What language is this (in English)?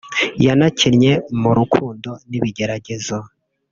Kinyarwanda